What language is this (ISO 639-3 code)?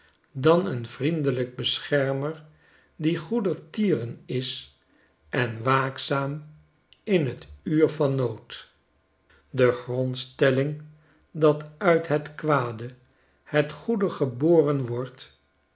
nld